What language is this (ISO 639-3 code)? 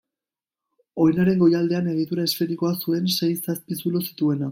eus